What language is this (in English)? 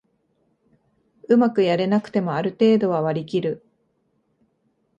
Japanese